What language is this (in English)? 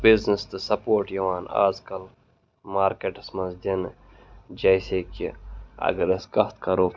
Kashmiri